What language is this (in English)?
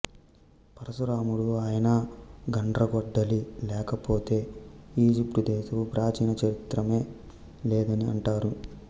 Telugu